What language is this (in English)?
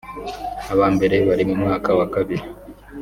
Kinyarwanda